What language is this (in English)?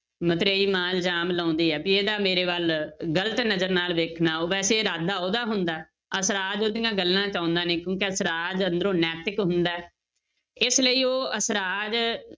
Punjabi